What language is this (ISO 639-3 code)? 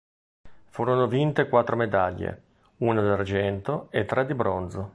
ita